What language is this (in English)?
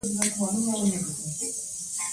Pashto